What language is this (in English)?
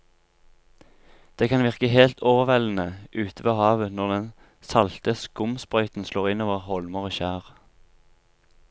Norwegian